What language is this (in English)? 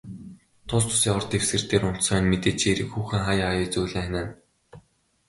Mongolian